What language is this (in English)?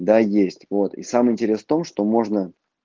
Russian